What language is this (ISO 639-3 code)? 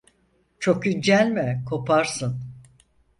tur